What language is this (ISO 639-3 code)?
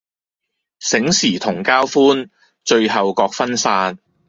yue